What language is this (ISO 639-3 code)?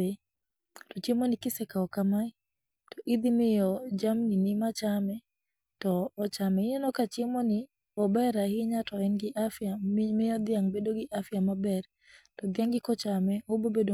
luo